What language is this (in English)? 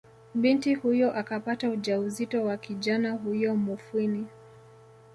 Swahili